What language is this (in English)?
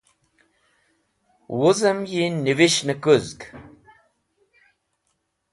Wakhi